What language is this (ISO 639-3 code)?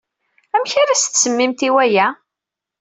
kab